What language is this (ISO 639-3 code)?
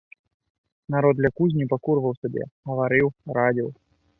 bel